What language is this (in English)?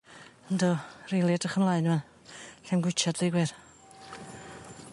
Welsh